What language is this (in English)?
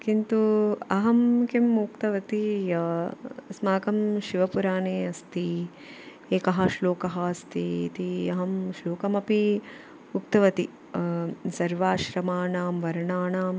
Sanskrit